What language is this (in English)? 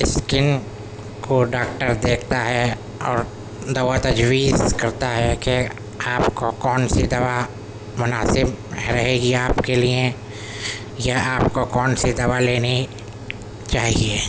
Urdu